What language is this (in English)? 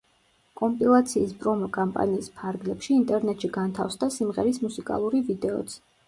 Georgian